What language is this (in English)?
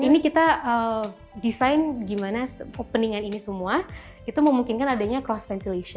Indonesian